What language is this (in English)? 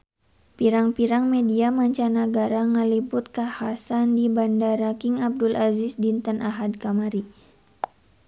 Sundanese